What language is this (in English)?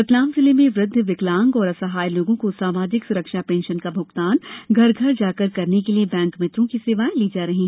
Hindi